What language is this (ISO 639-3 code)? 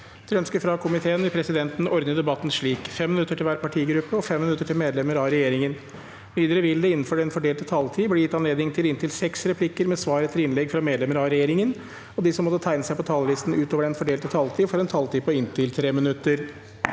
nor